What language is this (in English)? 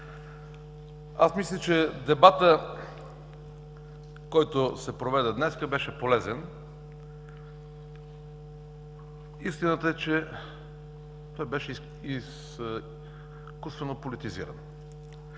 Bulgarian